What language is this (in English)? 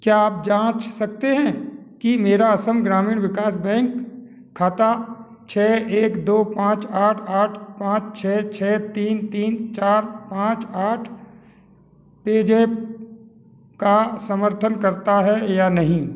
Hindi